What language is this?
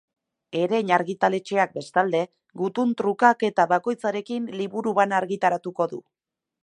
Basque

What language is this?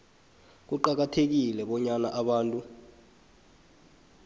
South Ndebele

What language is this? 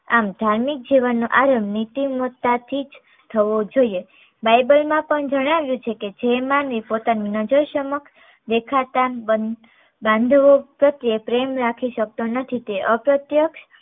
Gujarati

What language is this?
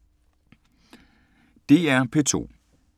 Danish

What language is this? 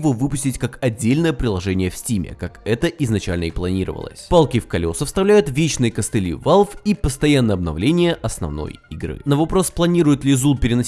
Russian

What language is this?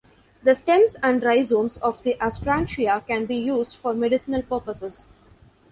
English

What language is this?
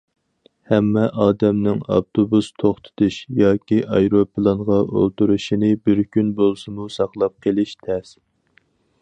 Uyghur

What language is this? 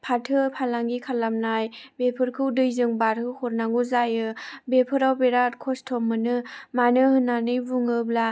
Bodo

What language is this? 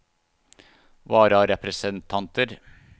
Norwegian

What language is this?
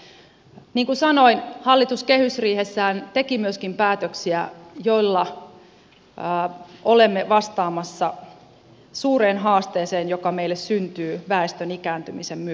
Finnish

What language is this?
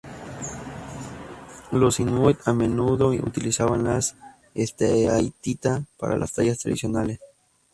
Spanish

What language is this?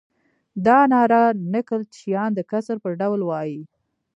Pashto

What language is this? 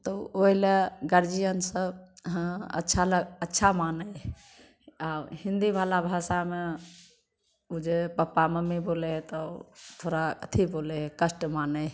Maithili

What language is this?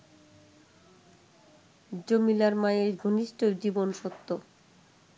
Bangla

